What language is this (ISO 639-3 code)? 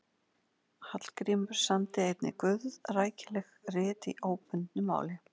isl